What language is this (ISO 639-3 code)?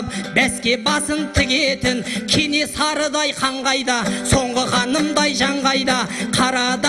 tur